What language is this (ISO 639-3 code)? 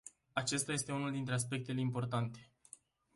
ron